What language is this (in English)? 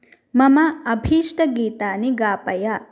Sanskrit